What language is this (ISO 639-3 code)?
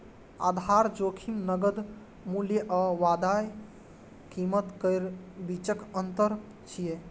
mai